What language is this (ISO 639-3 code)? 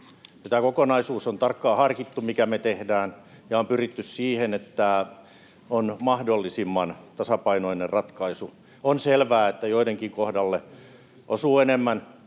fin